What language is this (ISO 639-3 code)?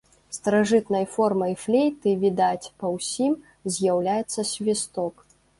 bel